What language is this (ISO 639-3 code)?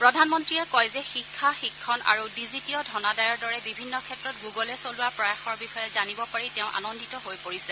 asm